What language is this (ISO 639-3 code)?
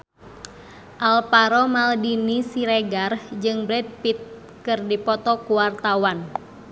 sun